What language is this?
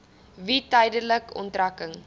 Afrikaans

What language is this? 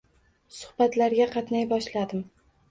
Uzbek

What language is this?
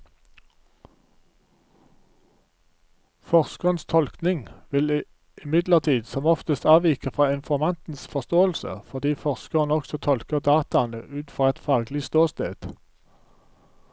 Norwegian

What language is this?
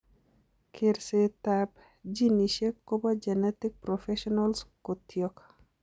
Kalenjin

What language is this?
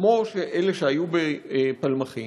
Hebrew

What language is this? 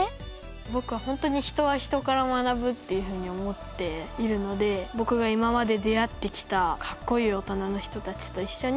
Japanese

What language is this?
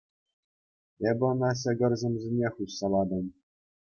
Chuvash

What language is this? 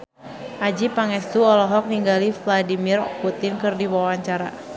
Sundanese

